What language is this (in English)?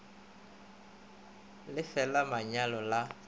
Northern Sotho